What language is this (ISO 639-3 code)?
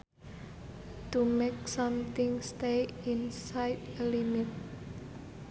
sun